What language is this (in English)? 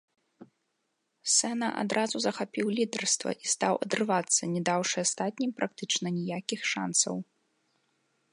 Belarusian